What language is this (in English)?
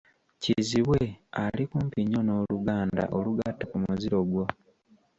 Ganda